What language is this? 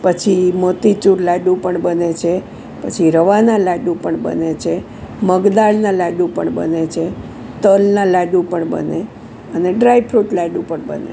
Gujarati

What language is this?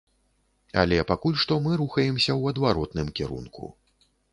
Belarusian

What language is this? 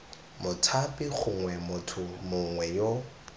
Tswana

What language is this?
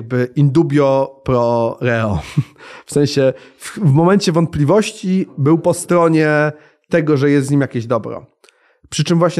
Polish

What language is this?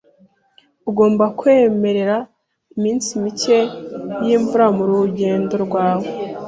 Kinyarwanda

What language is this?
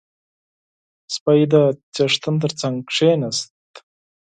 Pashto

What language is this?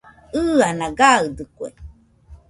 Nüpode Huitoto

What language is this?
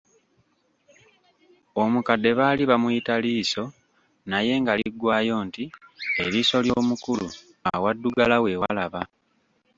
Ganda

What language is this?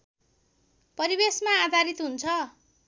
Nepali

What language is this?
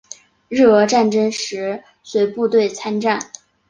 Chinese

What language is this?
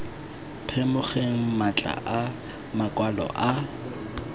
Tswana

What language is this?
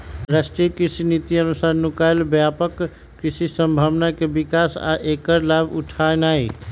Magahi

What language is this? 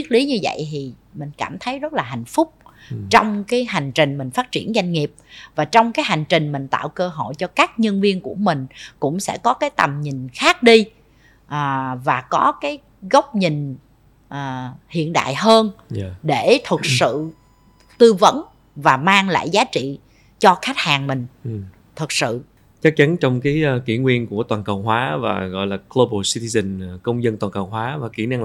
Vietnamese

